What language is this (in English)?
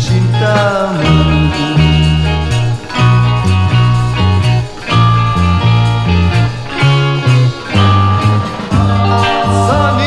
Indonesian